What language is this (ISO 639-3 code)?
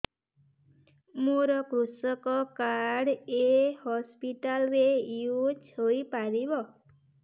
ori